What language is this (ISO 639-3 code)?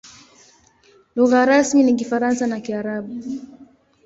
swa